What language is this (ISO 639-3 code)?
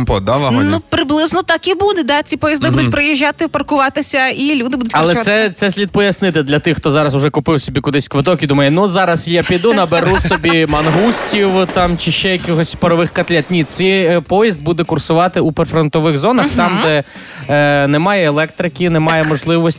ukr